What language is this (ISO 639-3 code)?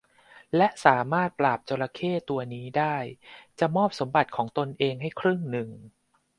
tha